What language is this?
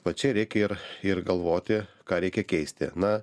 Lithuanian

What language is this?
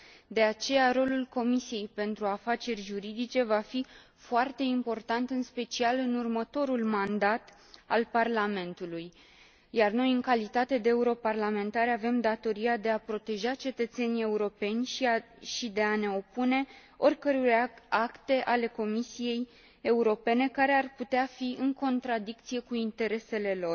Romanian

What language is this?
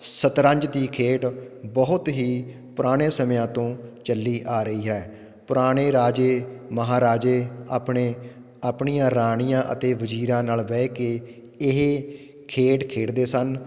Punjabi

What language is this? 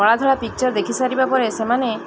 Odia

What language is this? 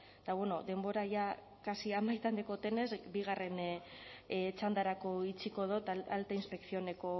Basque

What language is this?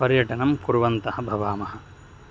Sanskrit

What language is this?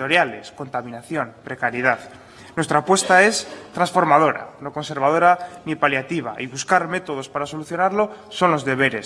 Spanish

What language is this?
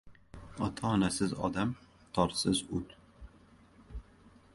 Uzbek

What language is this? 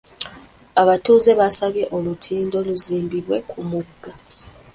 Ganda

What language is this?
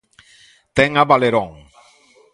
Galician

